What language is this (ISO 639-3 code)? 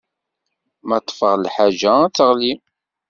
kab